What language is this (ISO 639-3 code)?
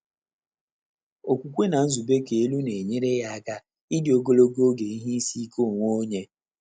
ibo